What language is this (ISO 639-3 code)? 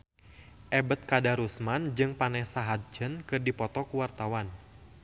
sun